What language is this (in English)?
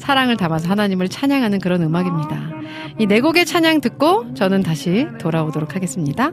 Korean